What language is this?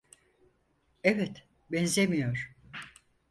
Turkish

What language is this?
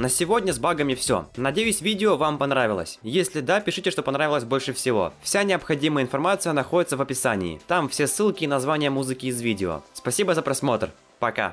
Russian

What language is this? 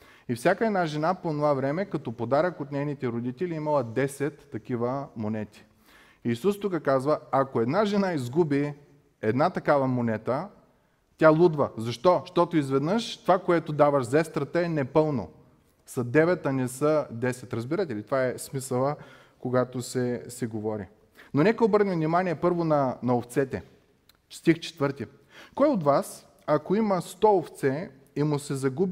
Bulgarian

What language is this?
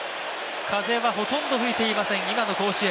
Japanese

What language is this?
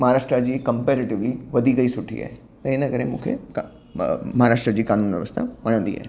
Sindhi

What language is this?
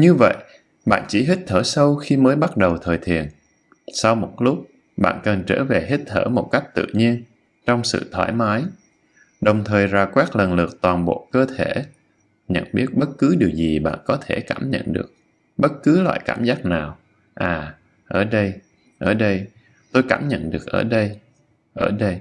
Vietnamese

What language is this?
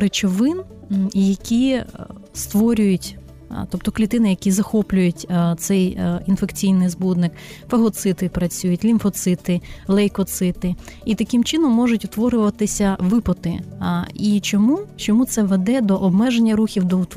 Ukrainian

